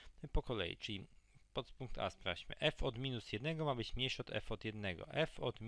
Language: Polish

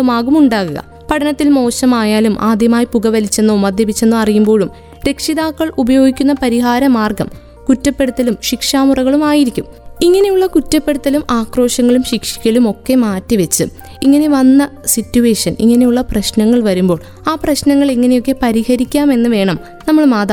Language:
Malayalam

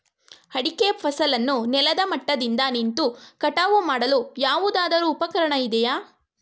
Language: Kannada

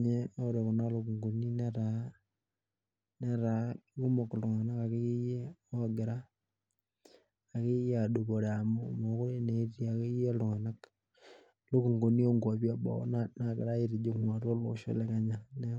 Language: Masai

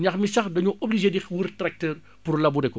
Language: Wolof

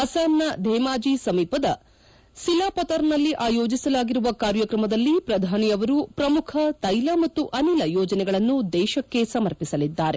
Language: Kannada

